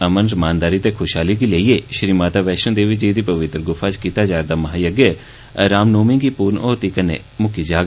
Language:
Dogri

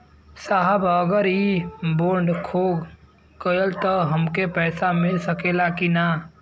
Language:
Bhojpuri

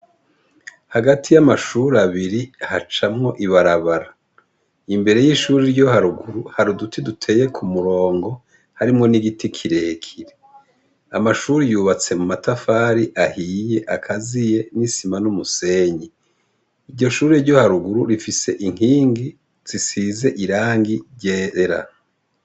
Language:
Rundi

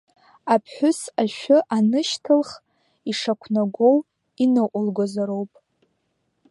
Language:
Abkhazian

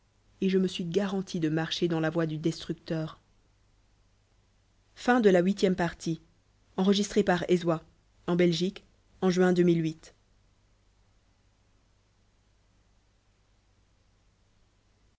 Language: French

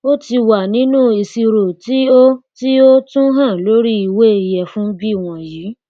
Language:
Yoruba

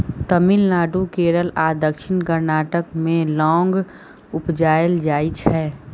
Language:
Maithili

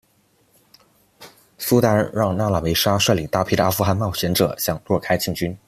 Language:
Chinese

